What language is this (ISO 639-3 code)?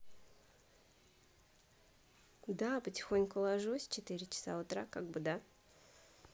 rus